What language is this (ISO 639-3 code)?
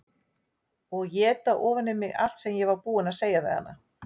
isl